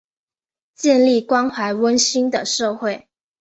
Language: Chinese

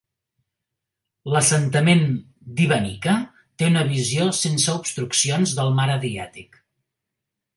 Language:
Catalan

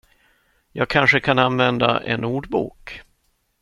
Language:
Swedish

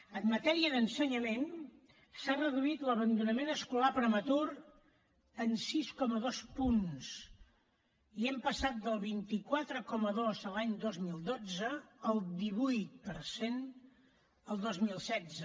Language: Catalan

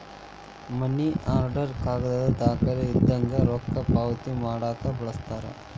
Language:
Kannada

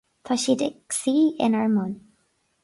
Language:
Irish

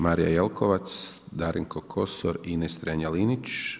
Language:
Croatian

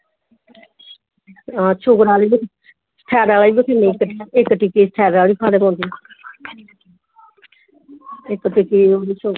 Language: Dogri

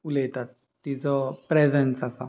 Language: Konkani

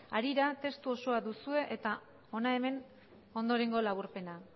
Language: Basque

